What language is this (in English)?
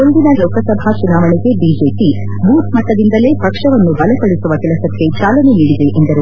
Kannada